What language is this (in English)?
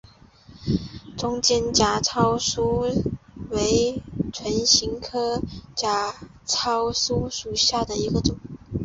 Chinese